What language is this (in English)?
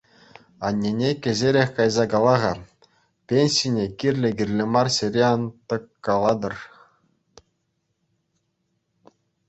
Chuvash